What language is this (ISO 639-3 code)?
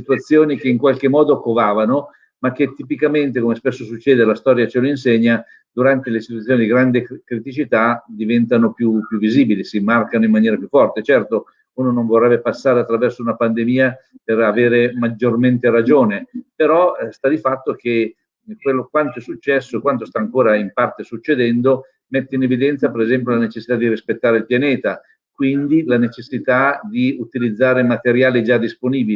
ita